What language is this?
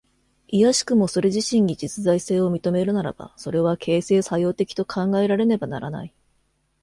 Japanese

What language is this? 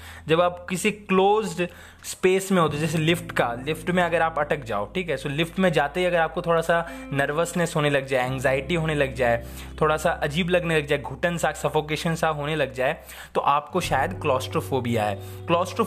Hindi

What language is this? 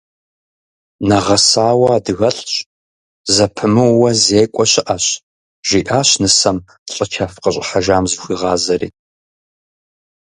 Kabardian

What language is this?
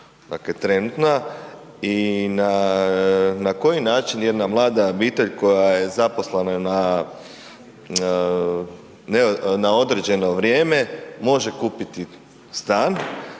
Croatian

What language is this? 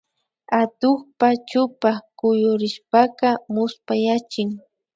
Imbabura Highland Quichua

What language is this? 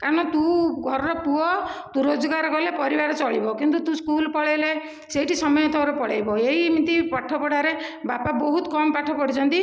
Odia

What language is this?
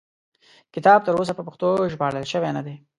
Pashto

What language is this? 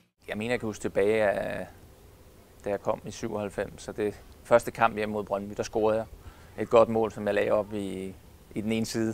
Danish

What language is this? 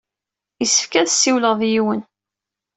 Kabyle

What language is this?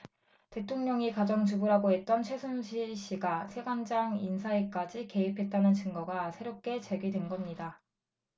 Korean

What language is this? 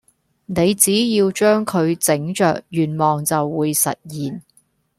Cantonese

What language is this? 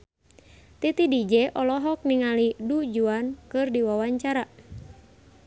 Sundanese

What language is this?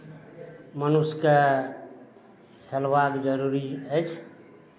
Maithili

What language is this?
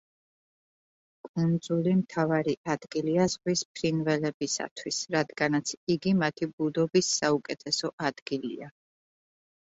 Georgian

